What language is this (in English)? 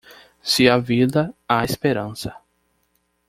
Portuguese